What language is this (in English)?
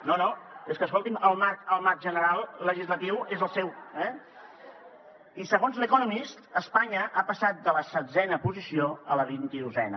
Catalan